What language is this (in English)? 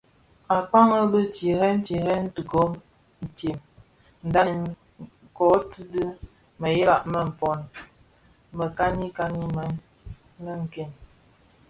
Bafia